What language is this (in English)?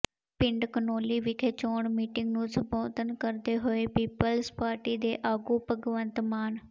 Punjabi